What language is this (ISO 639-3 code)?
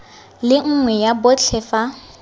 tsn